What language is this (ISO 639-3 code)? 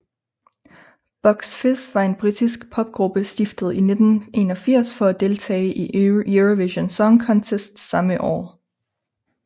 dan